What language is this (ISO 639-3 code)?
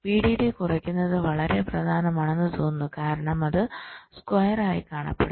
mal